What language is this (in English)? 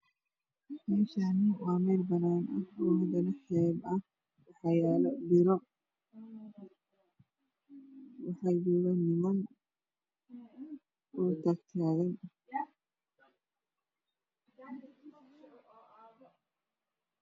Somali